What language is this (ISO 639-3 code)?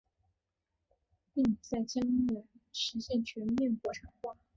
zho